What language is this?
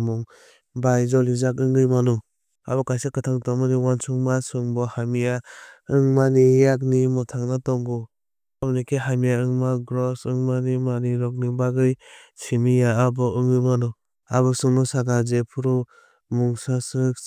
Kok Borok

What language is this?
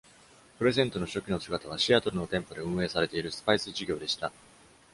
Japanese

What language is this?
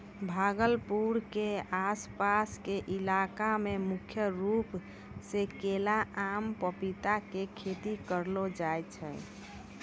Maithili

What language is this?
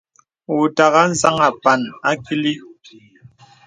Bebele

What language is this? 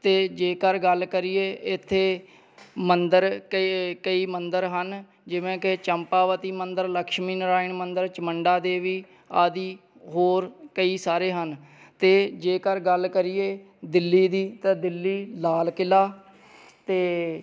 Punjabi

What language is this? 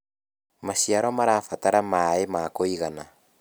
Kikuyu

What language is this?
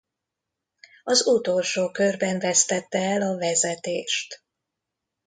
Hungarian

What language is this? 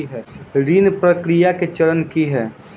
Maithili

